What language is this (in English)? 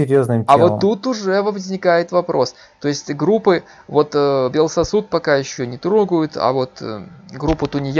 Russian